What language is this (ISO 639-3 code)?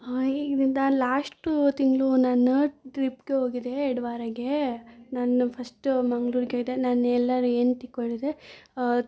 kan